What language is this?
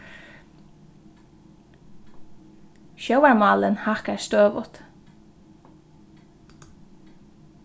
Faroese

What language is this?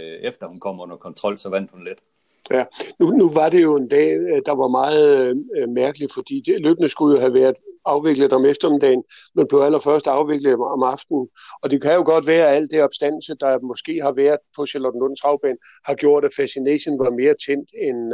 Danish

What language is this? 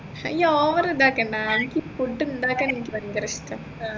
Malayalam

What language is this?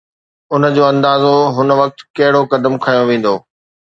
Sindhi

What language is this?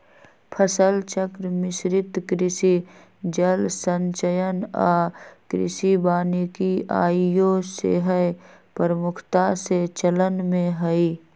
Magahi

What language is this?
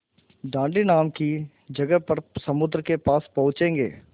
Hindi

